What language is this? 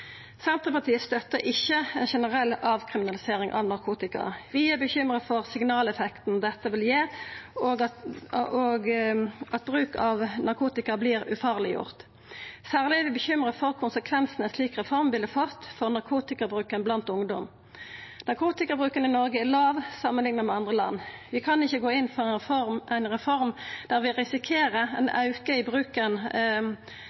Norwegian Nynorsk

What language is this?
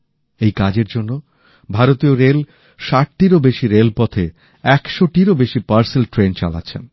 Bangla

